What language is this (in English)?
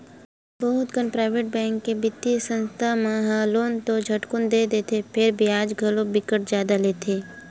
Chhattisgarhi